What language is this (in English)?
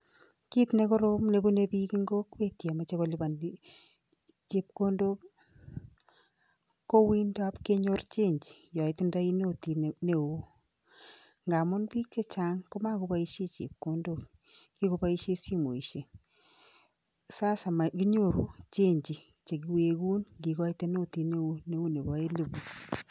Kalenjin